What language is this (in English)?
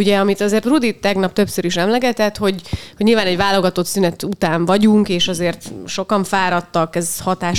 Hungarian